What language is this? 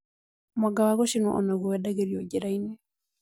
Kikuyu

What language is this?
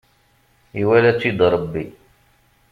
Kabyle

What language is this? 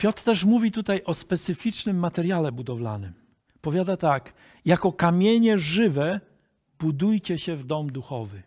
Polish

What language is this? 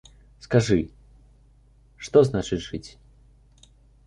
Belarusian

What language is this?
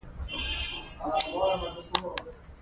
Pashto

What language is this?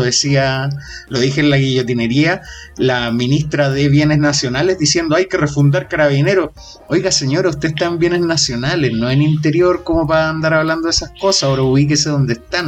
Spanish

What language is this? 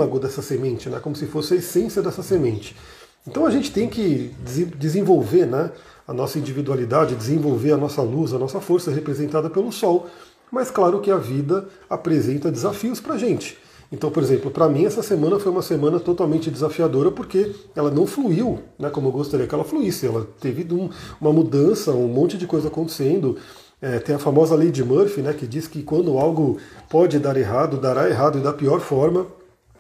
Portuguese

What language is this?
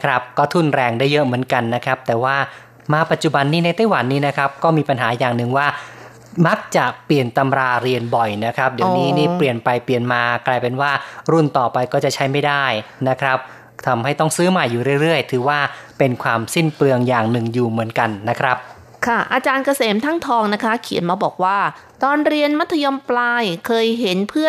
Thai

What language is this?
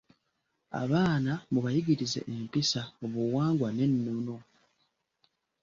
Ganda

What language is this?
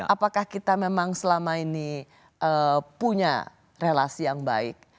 Indonesian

